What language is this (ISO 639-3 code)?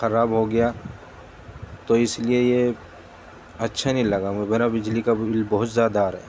urd